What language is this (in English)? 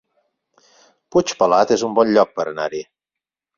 Catalan